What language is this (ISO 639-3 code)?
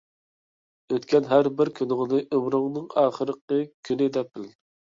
uig